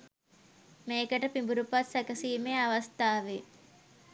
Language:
Sinhala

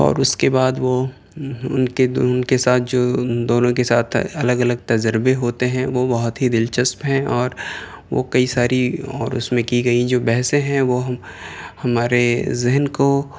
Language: Urdu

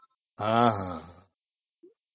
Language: Odia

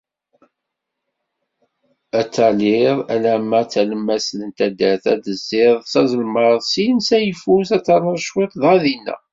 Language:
Kabyle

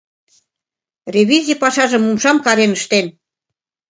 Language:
Mari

